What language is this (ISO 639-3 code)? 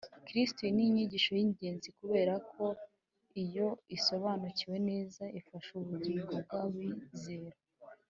kin